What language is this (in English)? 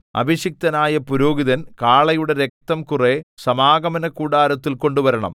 Malayalam